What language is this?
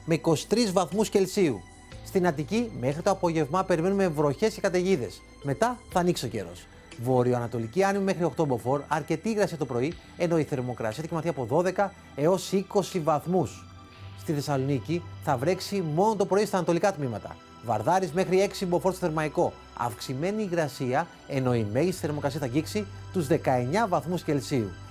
Greek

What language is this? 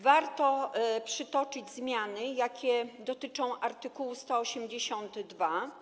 Polish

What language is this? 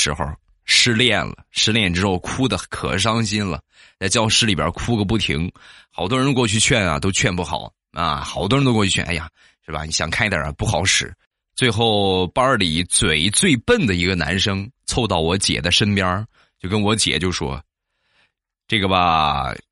Chinese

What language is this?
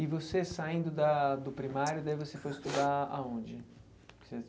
Portuguese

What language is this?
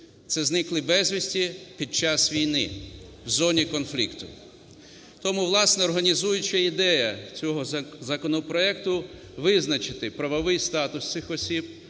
Ukrainian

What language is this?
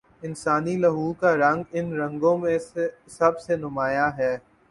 Urdu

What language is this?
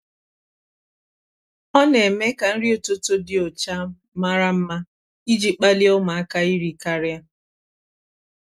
Igbo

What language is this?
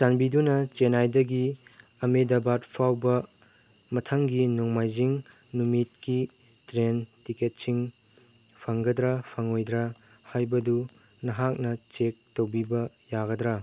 Manipuri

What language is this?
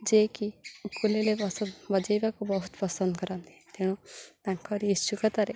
Odia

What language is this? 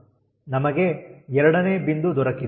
Kannada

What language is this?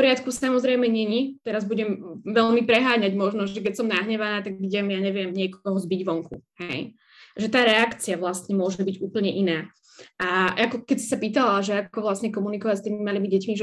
Slovak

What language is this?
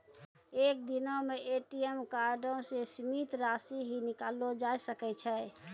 Maithili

